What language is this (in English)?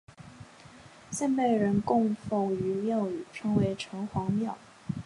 Chinese